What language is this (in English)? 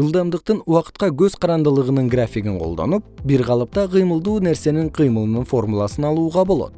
Kyrgyz